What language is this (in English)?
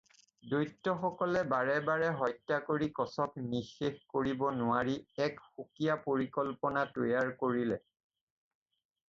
Assamese